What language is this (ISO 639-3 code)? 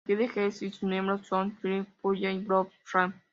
spa